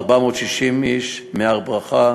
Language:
Hebrew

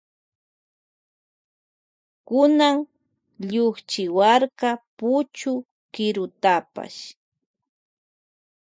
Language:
Loja Highland Quichua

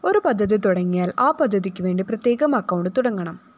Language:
Malayalam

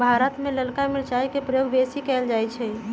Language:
Magahi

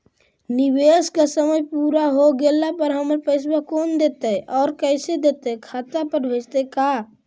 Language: Magahi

